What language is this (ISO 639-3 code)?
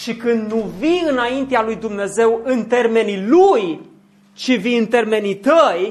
ron